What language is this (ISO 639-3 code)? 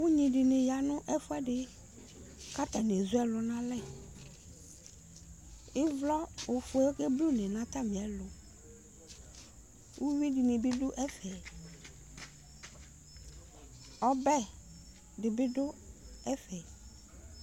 kpo